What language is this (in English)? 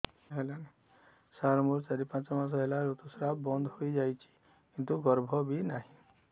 Odia